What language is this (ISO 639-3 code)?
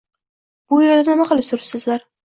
uzb